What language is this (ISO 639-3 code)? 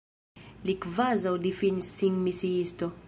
epo